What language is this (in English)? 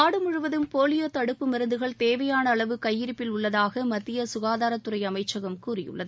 Tamil